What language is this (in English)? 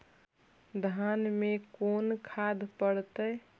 Magahi